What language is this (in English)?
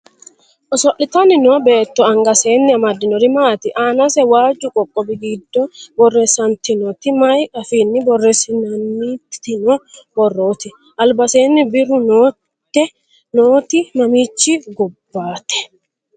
Sidamo